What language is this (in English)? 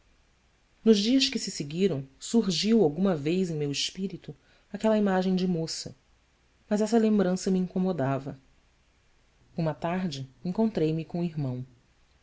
Portuguese